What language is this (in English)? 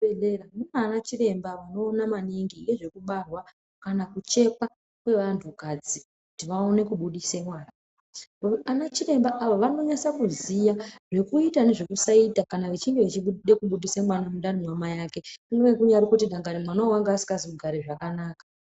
Ndau